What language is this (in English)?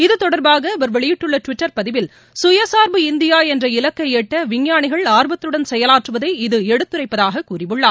Tamil